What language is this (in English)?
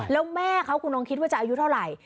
Thai